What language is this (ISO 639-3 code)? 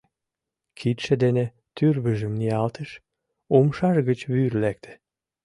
chm